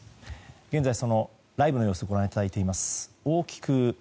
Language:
Japanese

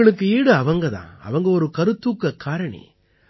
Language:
Tamil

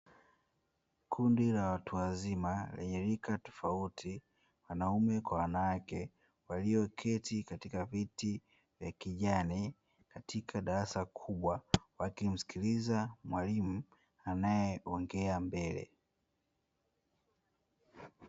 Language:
Swahili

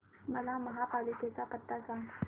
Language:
Marathi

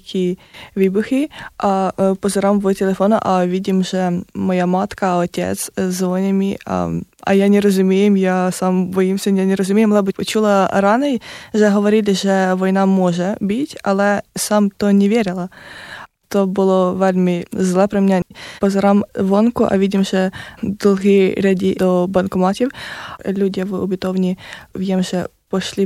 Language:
Slovak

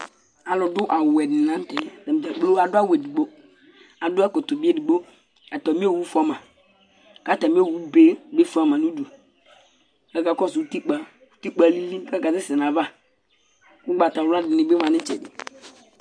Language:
Ikposo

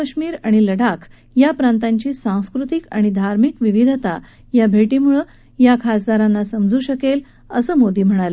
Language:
Marathi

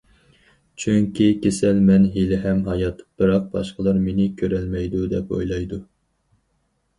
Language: Uyghur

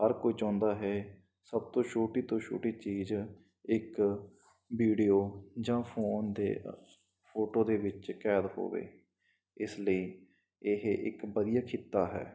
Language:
Punjabi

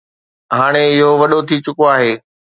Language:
Sindhi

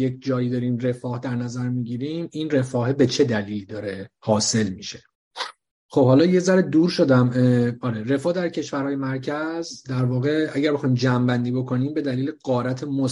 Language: Persian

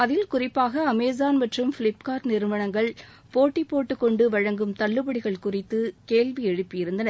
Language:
Tamil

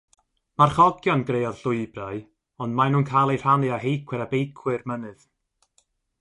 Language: Welsh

